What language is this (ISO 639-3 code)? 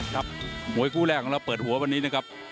tha